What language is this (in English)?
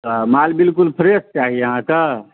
Maithili